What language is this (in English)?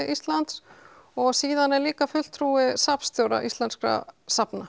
Icelandic